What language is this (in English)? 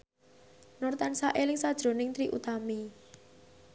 Javanese